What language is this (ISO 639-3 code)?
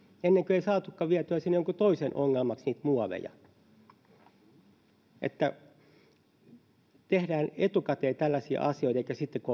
fin